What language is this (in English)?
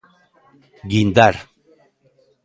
Galician